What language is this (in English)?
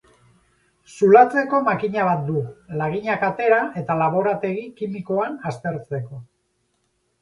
Basque